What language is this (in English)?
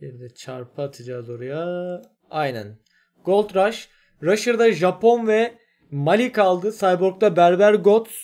Turkish